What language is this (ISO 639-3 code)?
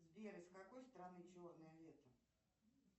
rus